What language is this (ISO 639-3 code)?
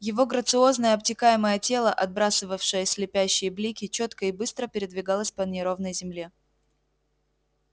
rus